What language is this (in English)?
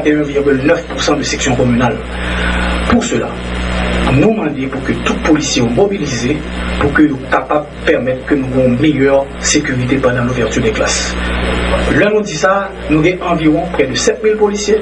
French